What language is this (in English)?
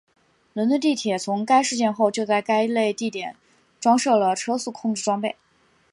Chinese